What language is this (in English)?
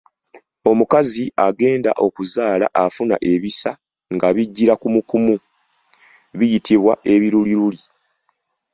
Ganda